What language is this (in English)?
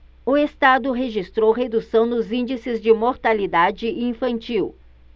Portuguese